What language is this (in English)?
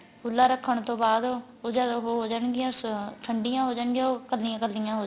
Punjabi